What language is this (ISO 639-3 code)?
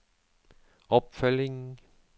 nor